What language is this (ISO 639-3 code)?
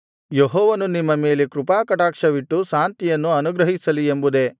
kan